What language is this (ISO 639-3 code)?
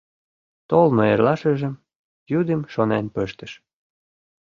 chm